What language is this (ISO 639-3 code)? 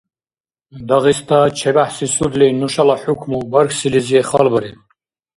dar